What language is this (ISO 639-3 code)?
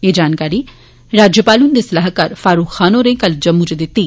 doi